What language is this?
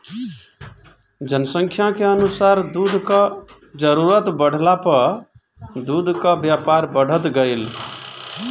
Bhojpuri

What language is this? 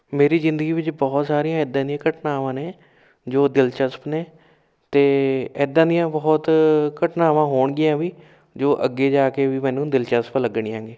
Punjabi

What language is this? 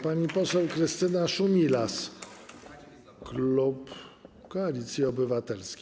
Polish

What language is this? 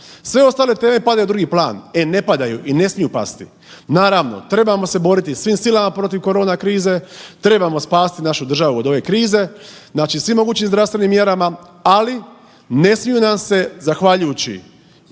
Croatian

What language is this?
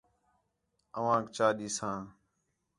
Khetrani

